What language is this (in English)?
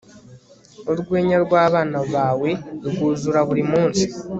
Kinyarwanda